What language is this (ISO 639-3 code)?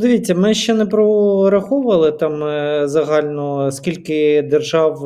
ukr